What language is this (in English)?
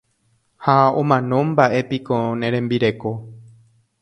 Guarani